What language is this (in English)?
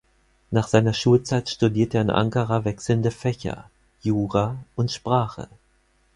German